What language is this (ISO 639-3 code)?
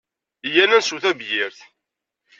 kab